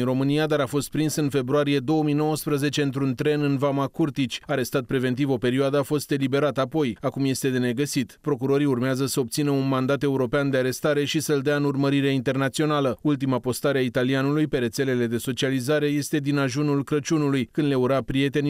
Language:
Romanian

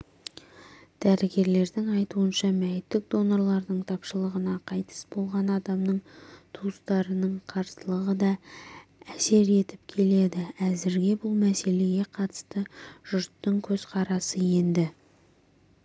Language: Kazakh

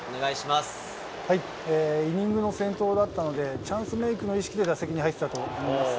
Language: Japanese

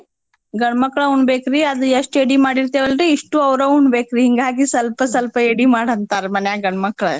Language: Kannada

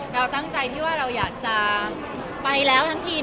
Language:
Thai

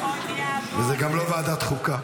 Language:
Hebrew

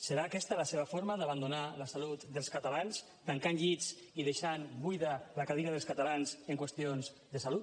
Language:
Catalan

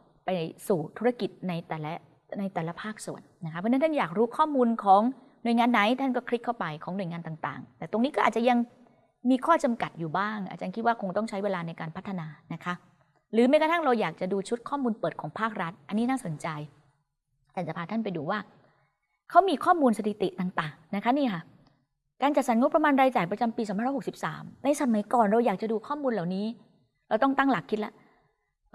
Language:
Thai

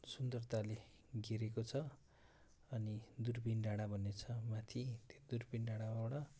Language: Nepali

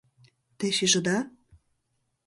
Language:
Mari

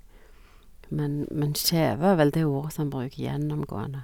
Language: Norwegian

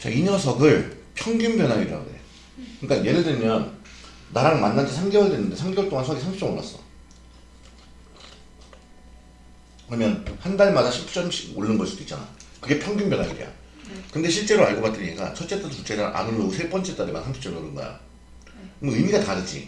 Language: Korean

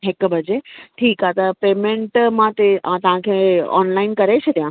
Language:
Sindhi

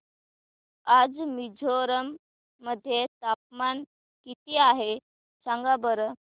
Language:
Marathi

